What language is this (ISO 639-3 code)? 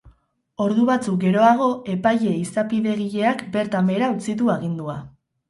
eus